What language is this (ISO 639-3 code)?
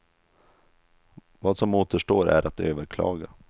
swe